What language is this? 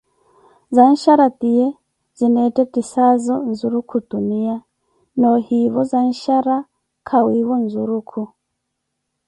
Koti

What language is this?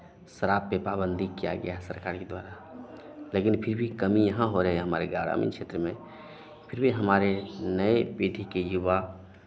Hindi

